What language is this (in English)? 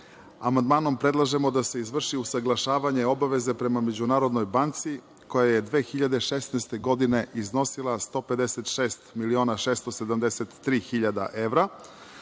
Serbian